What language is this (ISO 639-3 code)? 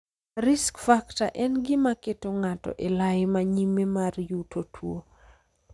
luo